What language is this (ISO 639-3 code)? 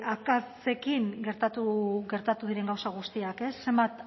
eus